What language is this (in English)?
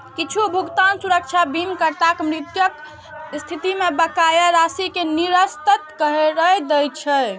Maithili